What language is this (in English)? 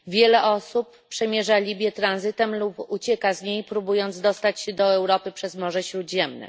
Polish